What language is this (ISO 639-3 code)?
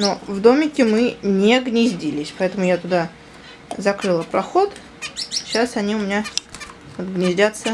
rus